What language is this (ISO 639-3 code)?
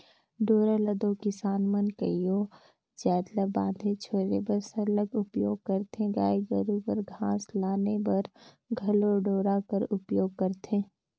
hne